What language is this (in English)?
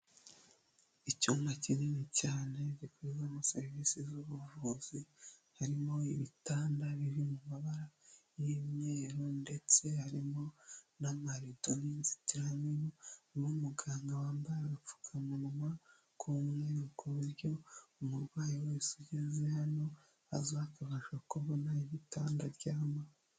Kinyarwanda